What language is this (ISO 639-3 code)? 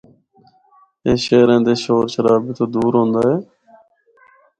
hno